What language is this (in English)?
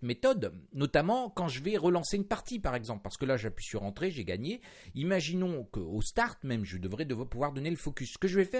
French